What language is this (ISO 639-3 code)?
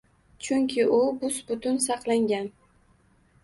uzb